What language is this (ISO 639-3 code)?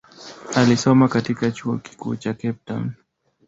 swa